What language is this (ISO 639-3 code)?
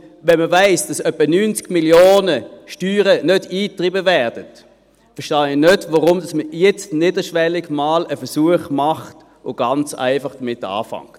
gsw